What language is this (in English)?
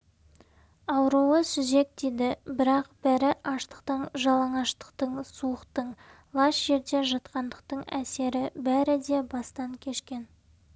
Kazakh